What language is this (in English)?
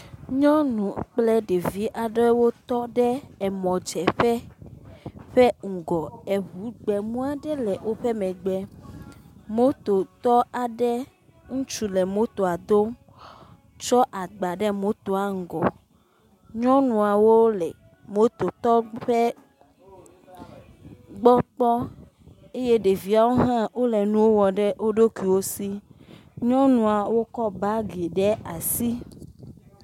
Ewe